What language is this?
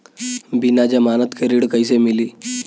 Bhojpuri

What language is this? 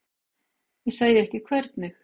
Icelandic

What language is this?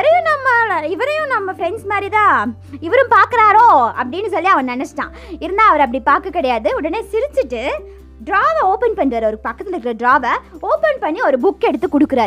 Tamil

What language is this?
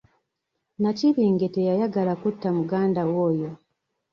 Ganda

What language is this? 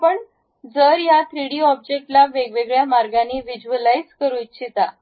Marathi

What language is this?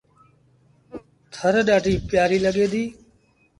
Sindhi Bhil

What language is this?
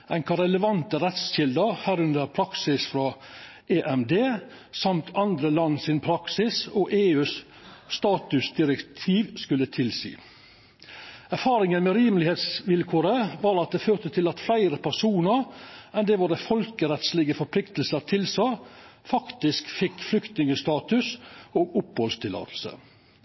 Norwegian Nynorsk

